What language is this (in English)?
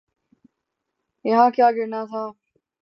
Urdu